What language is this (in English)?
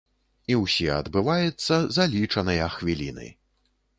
Belarusian